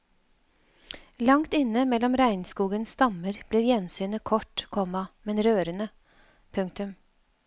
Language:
Norwegian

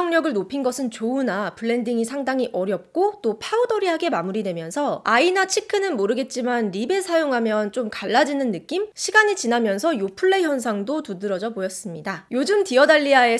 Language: Korean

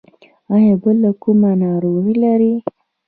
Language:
Pashto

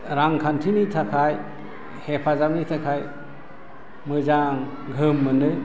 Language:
Bodo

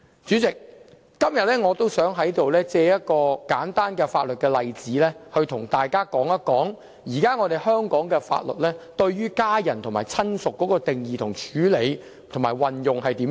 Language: Cantonese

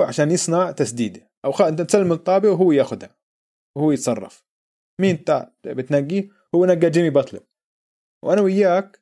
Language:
Arabic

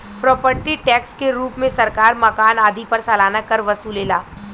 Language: Bhojpuri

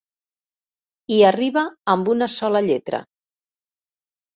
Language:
Catalan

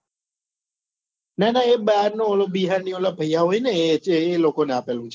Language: Gujarati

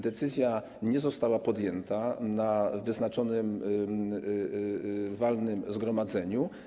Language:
Polish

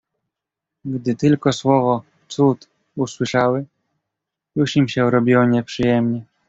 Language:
Polish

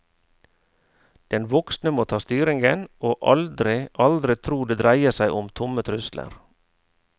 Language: Norwegian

